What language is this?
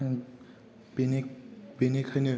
Bodo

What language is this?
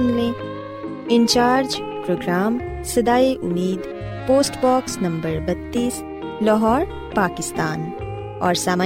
Urdu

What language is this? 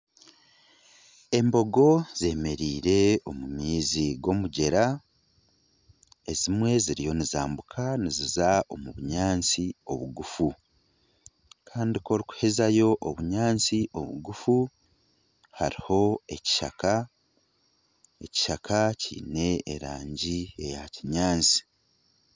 Nyankole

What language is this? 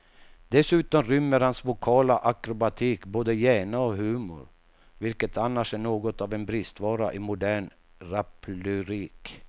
Swedish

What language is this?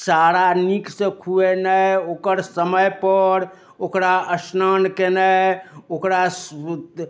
Maithili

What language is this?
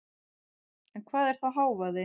Icelandic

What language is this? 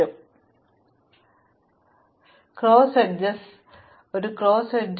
Malayalam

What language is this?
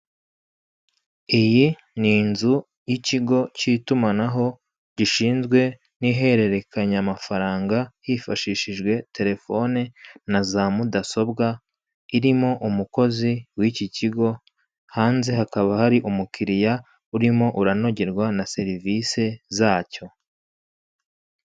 Kinyarwanda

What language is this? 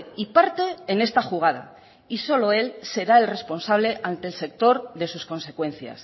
Spanish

